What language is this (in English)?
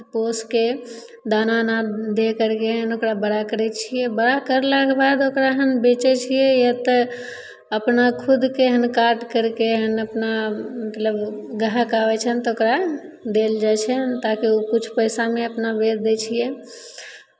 Maithili